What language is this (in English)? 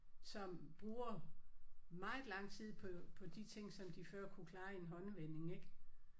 Danish